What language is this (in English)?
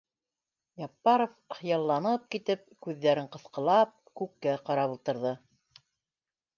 Bashkir